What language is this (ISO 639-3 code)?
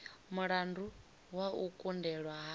ven